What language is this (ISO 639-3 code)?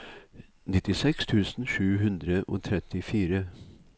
nor